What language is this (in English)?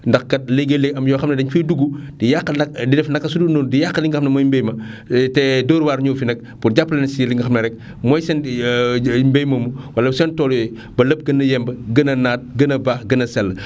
Wolof